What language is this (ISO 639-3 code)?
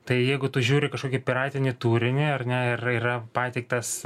lit